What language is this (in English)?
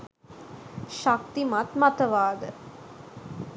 Sinhala